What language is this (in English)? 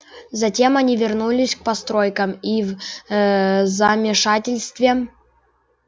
Russian